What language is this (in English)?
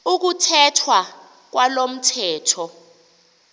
Xhosa